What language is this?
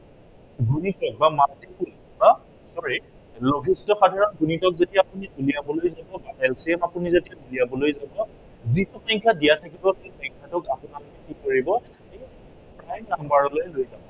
Assamese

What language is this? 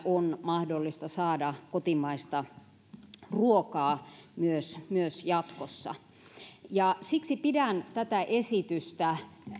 Finnish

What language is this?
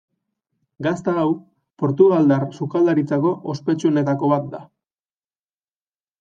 Basque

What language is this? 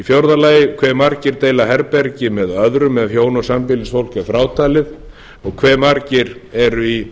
Icelandic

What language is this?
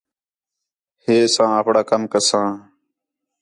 Khetrani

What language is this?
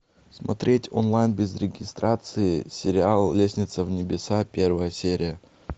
Russian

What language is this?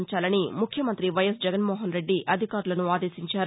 Telugu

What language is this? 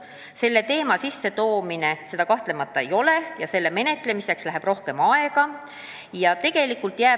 Estonian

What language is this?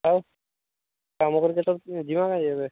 Odia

